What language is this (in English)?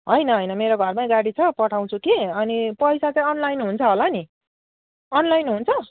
Nepali